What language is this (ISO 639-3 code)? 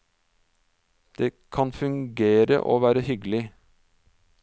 nor